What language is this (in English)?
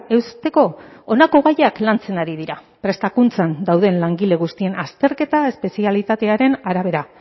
Basque